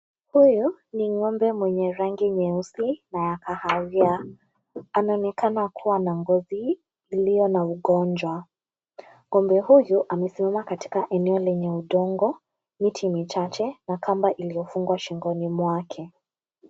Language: Swahili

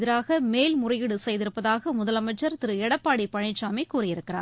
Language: Tamil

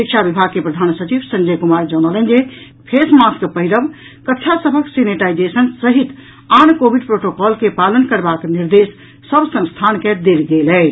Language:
Maithili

